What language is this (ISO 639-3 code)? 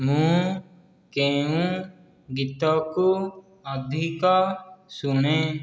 ori